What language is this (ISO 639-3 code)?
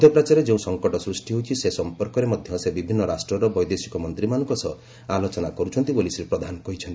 ori